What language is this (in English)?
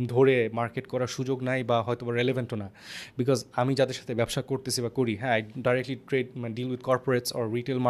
Bangla